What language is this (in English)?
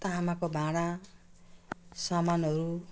Nepali